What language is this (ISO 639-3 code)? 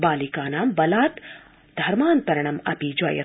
san